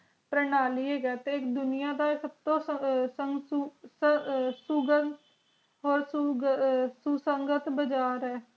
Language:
Punjabi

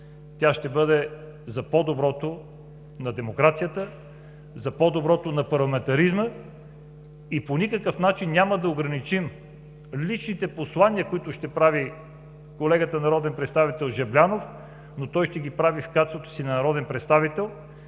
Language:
Bulgarian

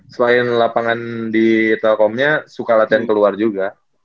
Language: Indonesian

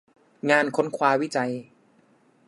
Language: Thai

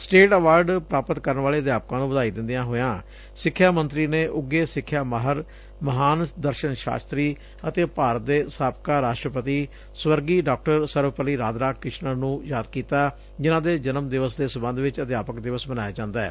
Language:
Punjabi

